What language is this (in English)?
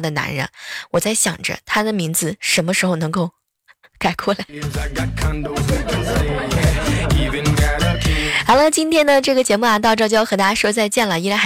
Chinese